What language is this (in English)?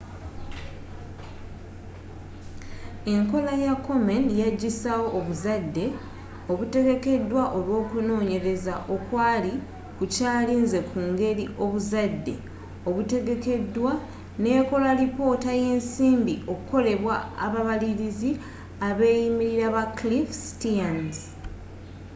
Ganda